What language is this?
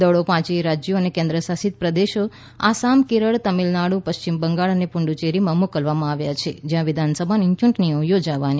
Gujarati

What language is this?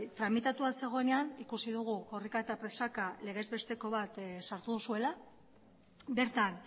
Basque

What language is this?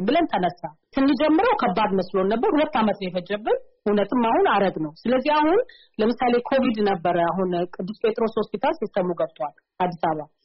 Amharic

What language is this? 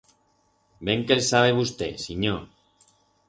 Aragonese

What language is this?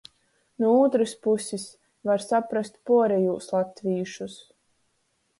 Latgalian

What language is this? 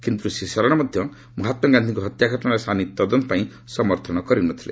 Odia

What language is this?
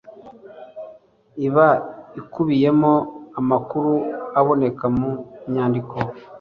Kinyarwanda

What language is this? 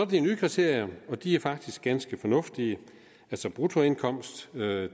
Danish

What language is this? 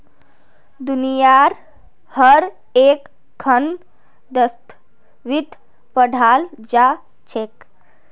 Magahi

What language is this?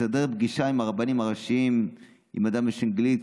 Hebrew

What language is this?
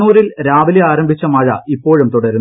Malayalam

